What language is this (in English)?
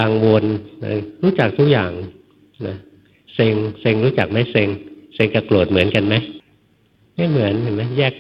Thai